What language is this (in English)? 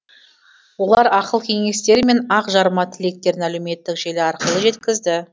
Kazakh